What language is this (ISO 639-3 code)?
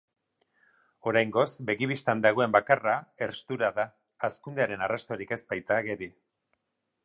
eus